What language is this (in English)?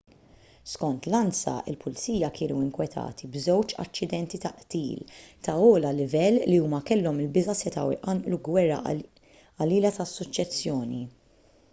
Maltese